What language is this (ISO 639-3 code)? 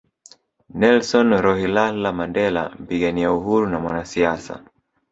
swa